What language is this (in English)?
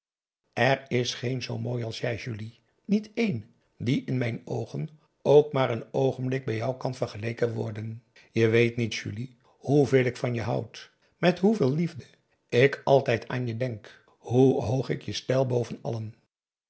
Dutch